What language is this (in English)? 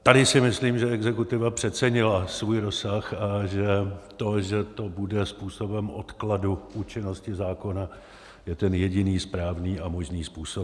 Czech